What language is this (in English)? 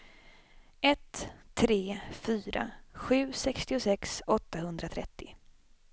Swedish